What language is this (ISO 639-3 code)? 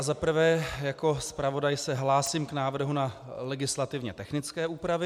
ces